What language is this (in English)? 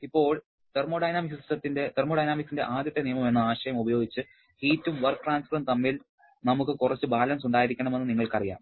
Malayalam